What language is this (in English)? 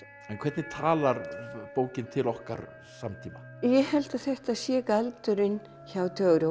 Icelandic